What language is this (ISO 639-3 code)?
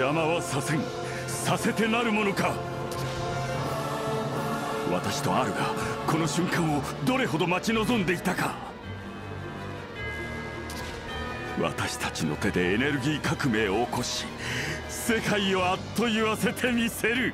jpn